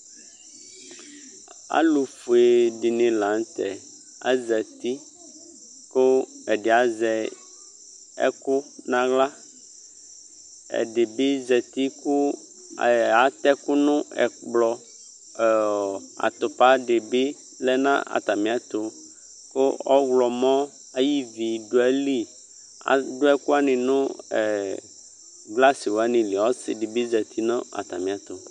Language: Ikposo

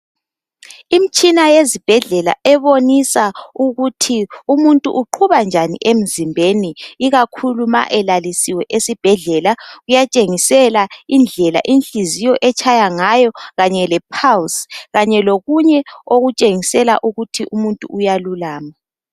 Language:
North Ndebele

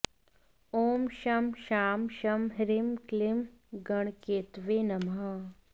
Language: Sanskrit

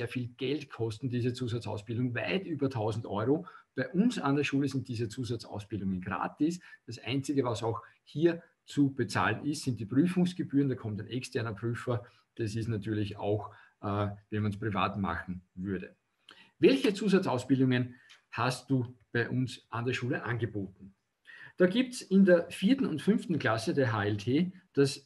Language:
German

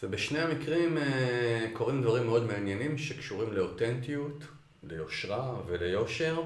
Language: Hebrew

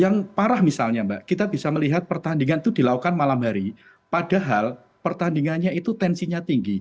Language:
Indonesian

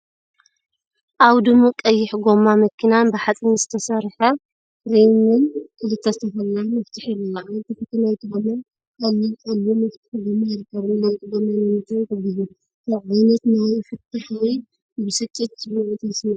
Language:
Tigrinya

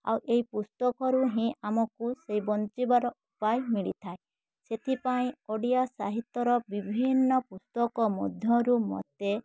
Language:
Odia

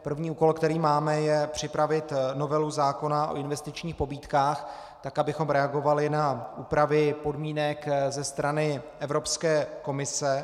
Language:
Czech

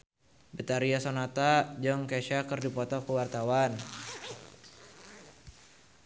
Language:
Sundanese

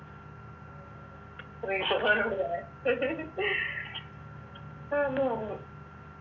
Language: Malayalam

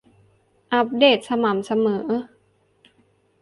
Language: Thai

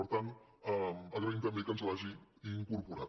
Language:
Catalan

